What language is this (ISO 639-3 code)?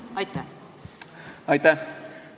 est